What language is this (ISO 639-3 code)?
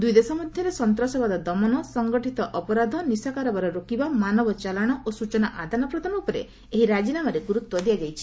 ori